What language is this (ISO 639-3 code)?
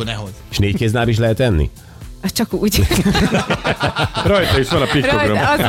hun